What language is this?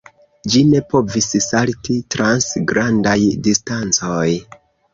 Esperanto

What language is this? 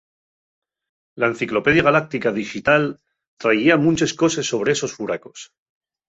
Asturian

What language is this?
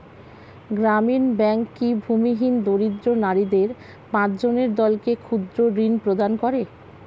Bangla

